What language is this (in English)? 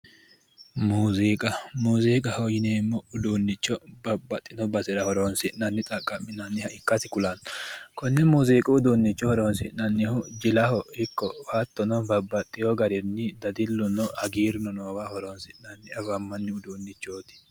Sidamo